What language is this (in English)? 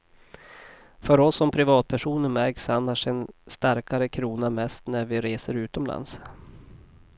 Swedish